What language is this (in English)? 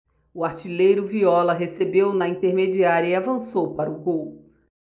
Portuguese